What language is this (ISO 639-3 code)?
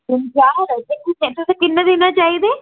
doi